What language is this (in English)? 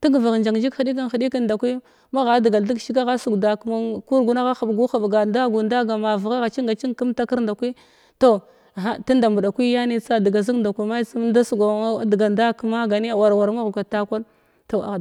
Glavda